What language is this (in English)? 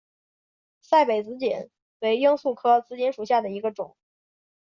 Chinese